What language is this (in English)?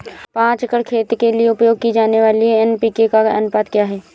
Hindi